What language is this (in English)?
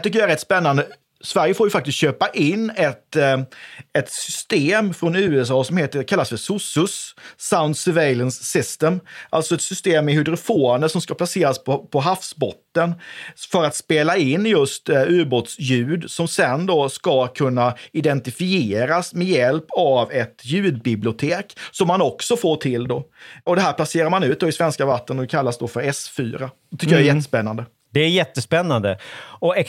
Swedish